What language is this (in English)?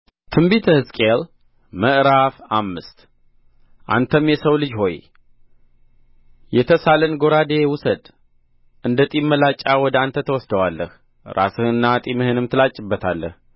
Amharic